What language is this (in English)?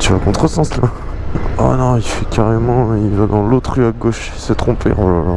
French